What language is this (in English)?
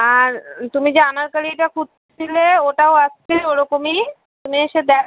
Bangla